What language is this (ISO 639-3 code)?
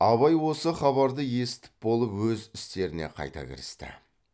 kaz